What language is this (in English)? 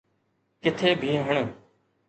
Sindhi